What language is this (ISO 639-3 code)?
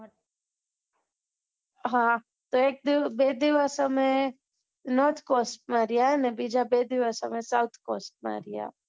guj